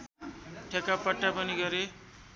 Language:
Nepali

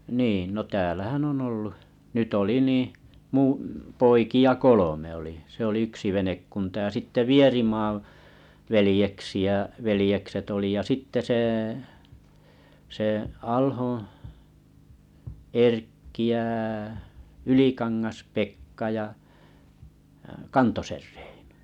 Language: Finnish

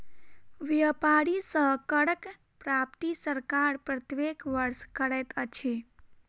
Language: Maithili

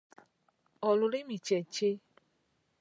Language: Ganda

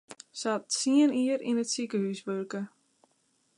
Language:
Western Frisian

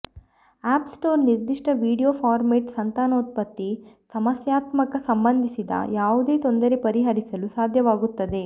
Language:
Kannada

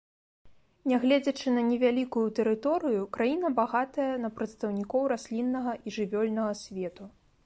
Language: Belarusian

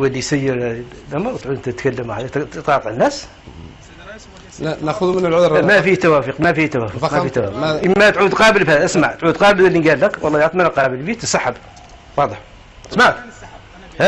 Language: Arabic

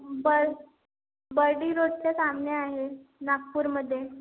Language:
Marathi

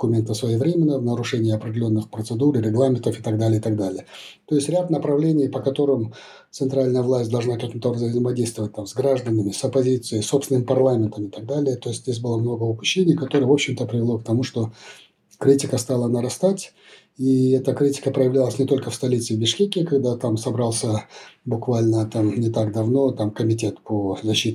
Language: Russian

